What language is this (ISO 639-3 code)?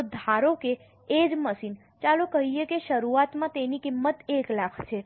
guj